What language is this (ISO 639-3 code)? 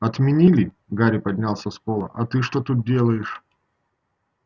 rus